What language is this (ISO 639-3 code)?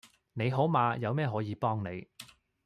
yue